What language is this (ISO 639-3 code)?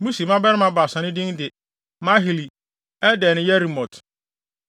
aka